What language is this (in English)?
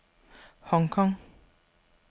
Danish